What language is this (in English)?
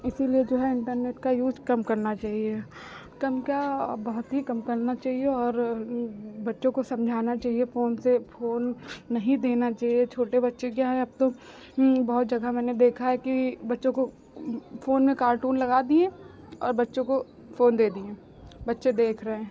Hindi